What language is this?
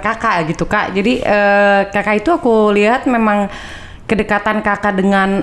Indonesian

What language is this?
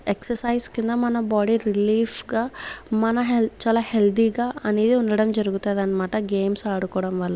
Telugu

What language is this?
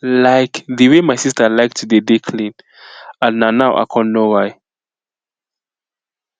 Nigerian Pidgin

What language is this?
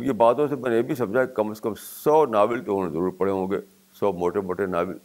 Urdu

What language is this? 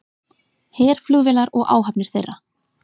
Icelandic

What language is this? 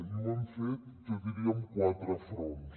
Catalan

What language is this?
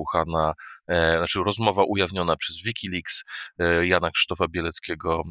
Polish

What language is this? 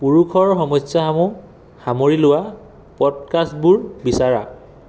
Assamese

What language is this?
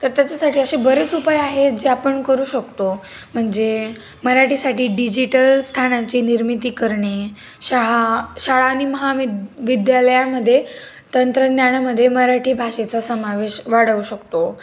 Marathi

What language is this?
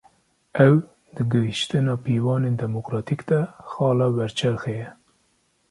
Kurdish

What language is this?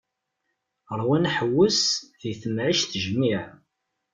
Kabyle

